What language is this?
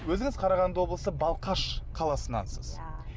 Kazakh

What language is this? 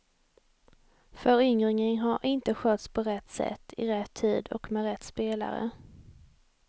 Swedish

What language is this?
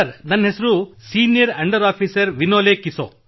Kannada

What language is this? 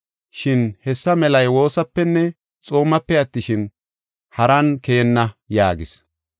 Gofa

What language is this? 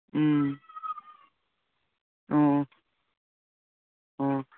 Manipuri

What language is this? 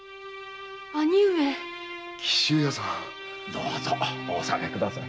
Japanese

